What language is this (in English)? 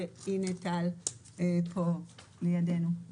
Hebrew